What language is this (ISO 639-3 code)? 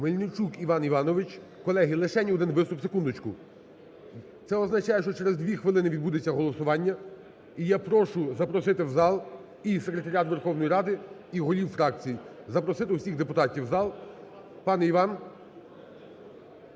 ukr